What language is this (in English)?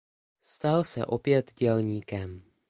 Czech